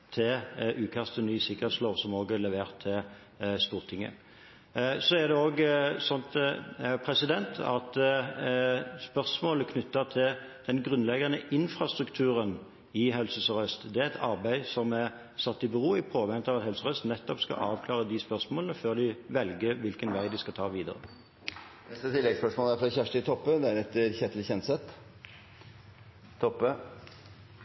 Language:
Norwegian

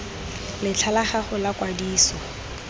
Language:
Tswana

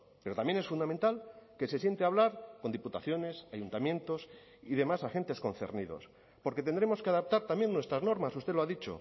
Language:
Spanish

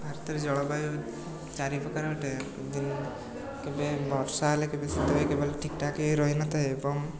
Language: Odia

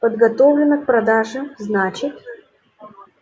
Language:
Russian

